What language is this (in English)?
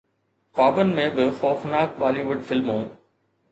Sindhi